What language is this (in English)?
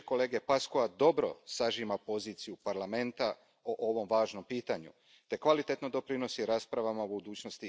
Croatian